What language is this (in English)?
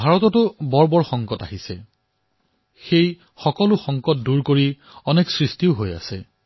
Assamese